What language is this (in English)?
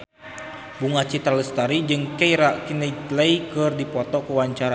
Sundanese